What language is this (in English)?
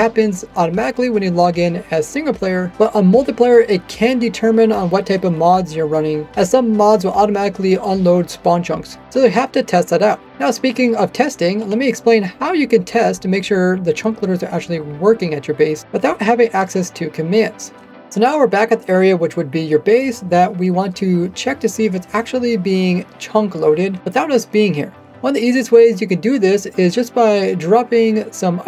English